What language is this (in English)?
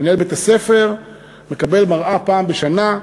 Hebrew